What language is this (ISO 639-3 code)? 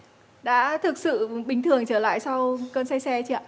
vie